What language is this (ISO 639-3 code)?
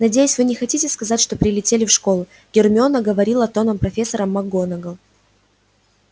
rus